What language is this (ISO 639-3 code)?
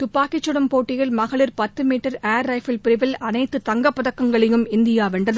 tam